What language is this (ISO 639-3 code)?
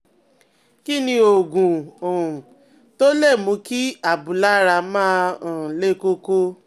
yor